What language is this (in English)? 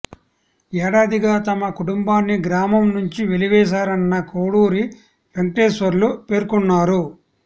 Telugu